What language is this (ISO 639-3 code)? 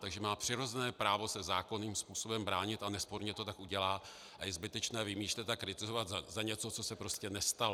ces